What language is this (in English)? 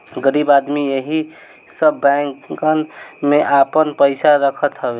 Bhojpuri